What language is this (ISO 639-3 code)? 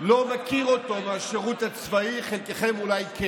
heb